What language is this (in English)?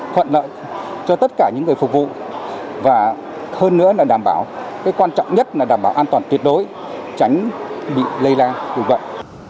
Vietnamese